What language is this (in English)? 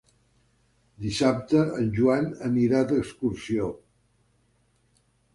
Catalan